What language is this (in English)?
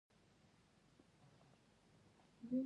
Pashto